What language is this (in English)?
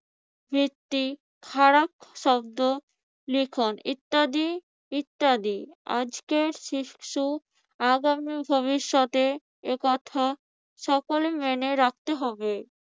Bangla